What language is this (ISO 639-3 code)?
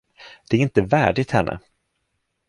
swe